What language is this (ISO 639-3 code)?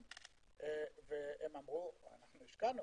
heb